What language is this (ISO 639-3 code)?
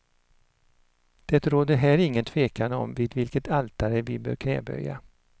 swe